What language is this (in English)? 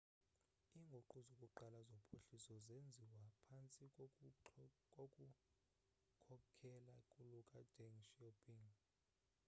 Xhosa